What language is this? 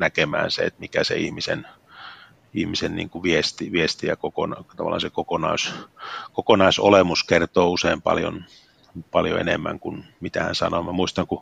Finnish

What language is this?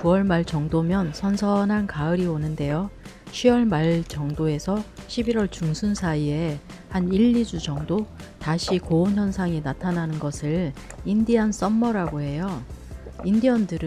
Korean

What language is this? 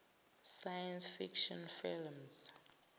Zulu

